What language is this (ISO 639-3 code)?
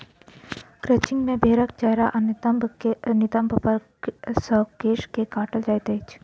mai